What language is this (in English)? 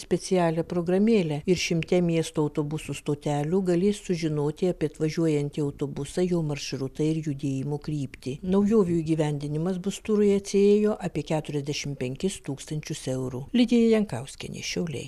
Lithuanian